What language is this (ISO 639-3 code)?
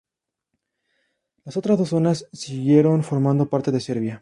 spa